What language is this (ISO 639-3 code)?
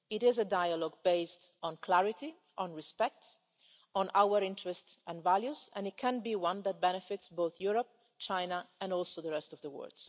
eng